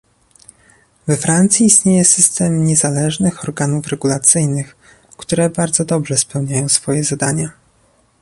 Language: Polish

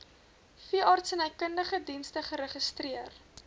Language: Afrikaans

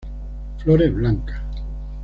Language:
Spanish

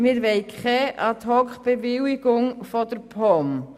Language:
Swiss German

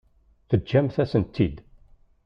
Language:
Kabyle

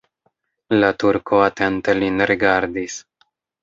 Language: Esperanto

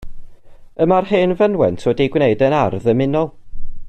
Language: Welsh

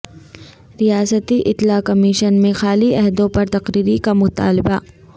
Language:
Urdu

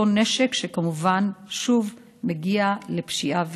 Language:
Hebrew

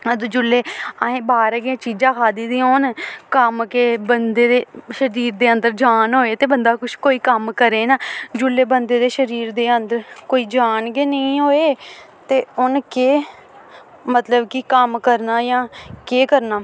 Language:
Dogri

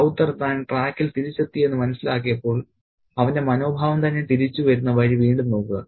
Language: Malayalam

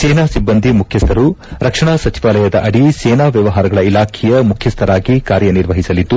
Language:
Kannada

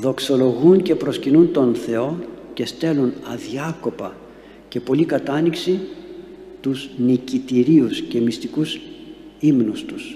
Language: Greek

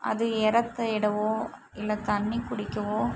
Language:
Tamil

